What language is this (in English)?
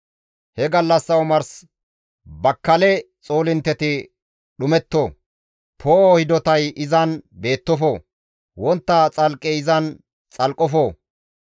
Gamo